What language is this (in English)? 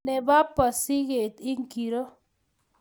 Kalenjin